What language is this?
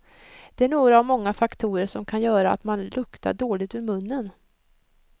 Swedish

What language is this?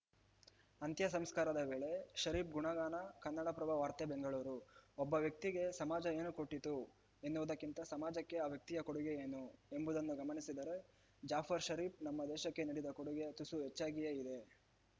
Kannada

